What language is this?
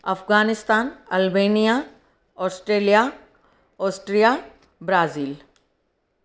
Sindhi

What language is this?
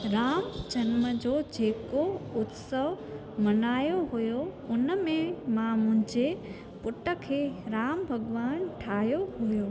Sindhi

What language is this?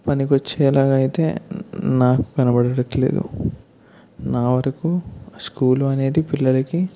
Telugu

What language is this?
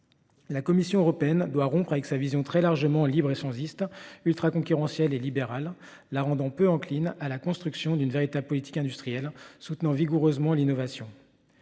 French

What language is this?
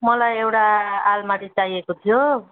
Nepali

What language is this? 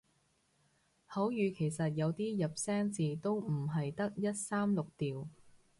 Cantonese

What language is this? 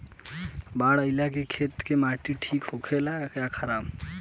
Bhojpuri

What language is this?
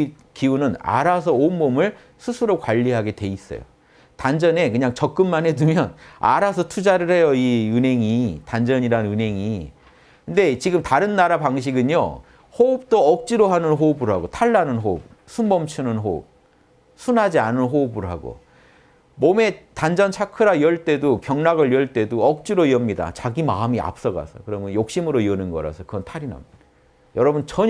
Korean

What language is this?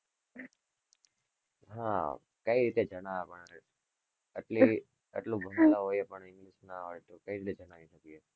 Gujarati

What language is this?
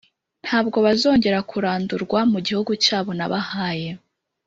Kinyarwanda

